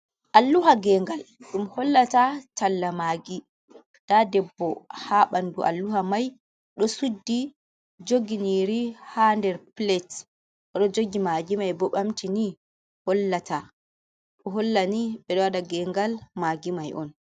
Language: Fula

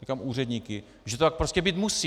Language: Czech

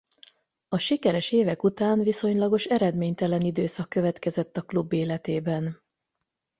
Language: Hungarian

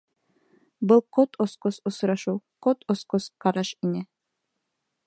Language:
Bashkir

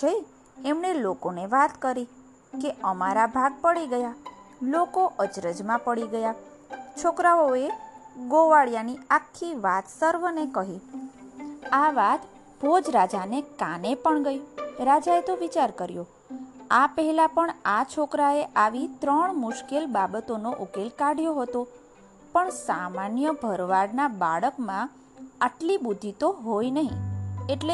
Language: Gujarati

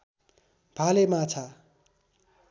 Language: Nepali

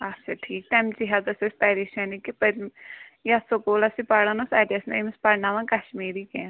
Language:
Kashmiri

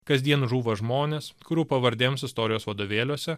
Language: Lithuanian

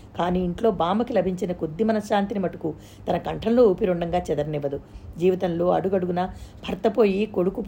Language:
Telugu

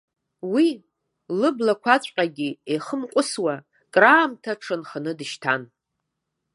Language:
Abkhazian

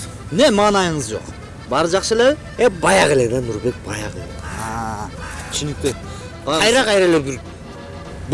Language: Turkish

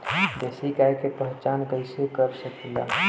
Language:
Bhojpuri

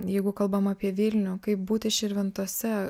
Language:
Lithuanian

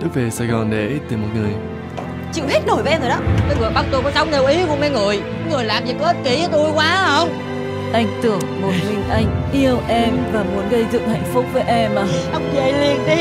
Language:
Vietnamese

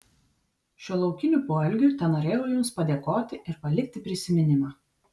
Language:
Lithuanian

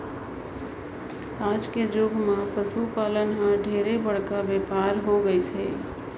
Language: Chhattisgarhi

